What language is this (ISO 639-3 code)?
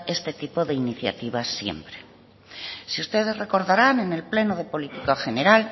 spa